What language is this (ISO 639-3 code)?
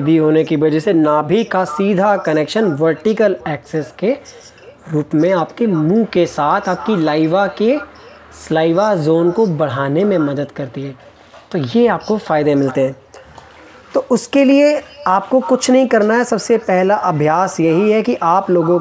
hin